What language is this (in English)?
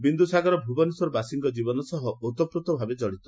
Odia